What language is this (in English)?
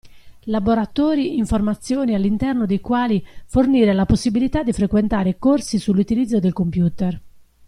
Italian